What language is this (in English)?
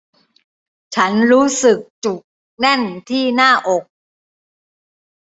Thai